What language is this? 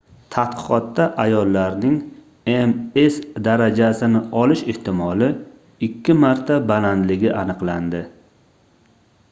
Uzbek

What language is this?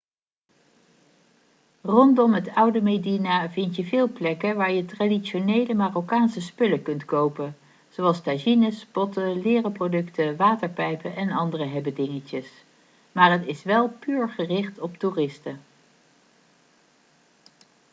Dutch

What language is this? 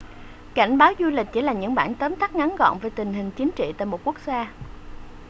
Vietnamese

